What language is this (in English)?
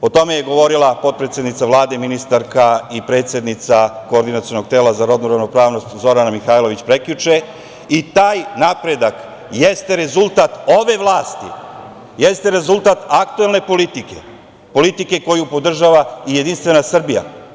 Serbian